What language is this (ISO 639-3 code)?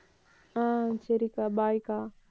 tam